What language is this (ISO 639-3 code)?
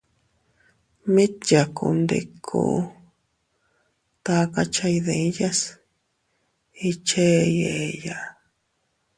cut